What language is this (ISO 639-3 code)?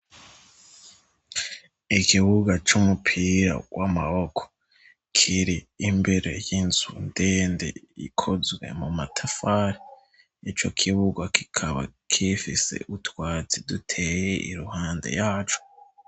run